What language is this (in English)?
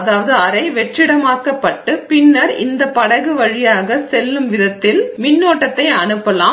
Tamil